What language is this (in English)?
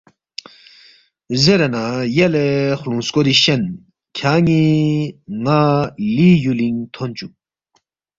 Balti